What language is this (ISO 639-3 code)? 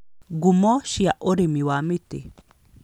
kik